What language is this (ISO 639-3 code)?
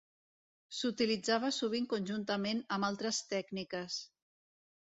cat